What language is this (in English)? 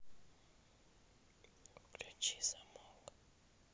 Russian